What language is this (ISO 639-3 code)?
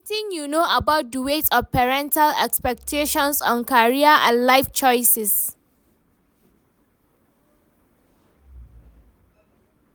pcm